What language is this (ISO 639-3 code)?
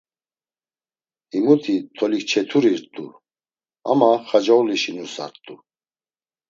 lzz